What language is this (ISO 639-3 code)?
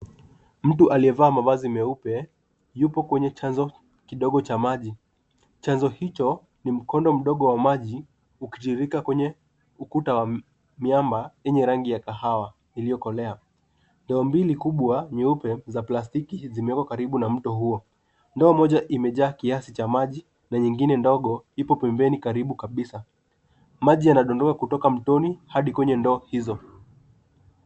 swa